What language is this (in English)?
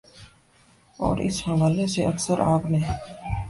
Urdu